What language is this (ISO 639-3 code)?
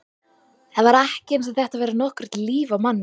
isl